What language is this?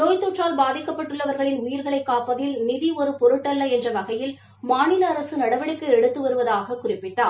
Tamil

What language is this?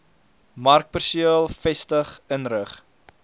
Afrikaans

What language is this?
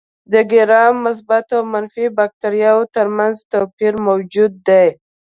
Pashto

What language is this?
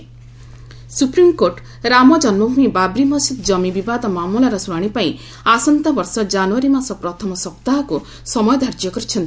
Odia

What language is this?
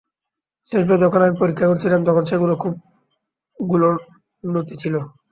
Bangla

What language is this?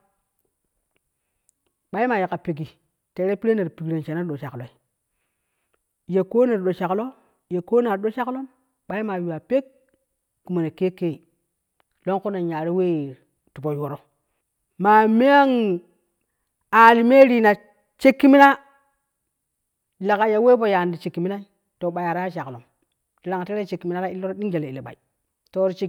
Kushi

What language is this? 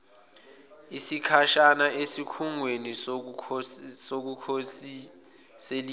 Zulu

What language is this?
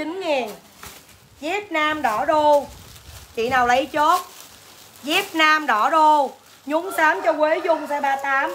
Vietnamese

